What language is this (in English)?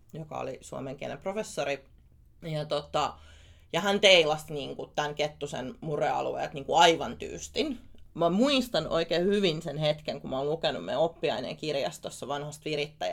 Finnish